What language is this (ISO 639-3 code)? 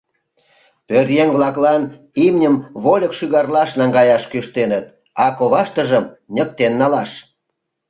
chm